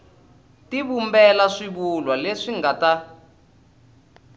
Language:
Tsonga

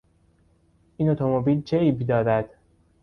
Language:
Persian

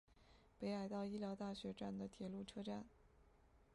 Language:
Chinese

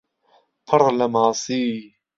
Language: Central Kurdish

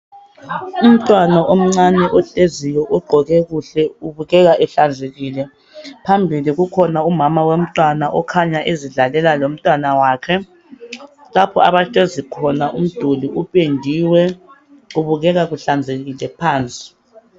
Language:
North Ndebele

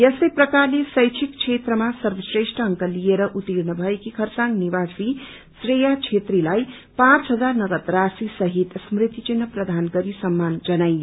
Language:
Nepali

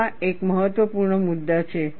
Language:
Gujarati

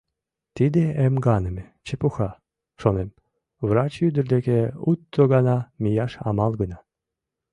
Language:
Mari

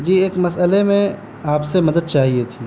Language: Urdu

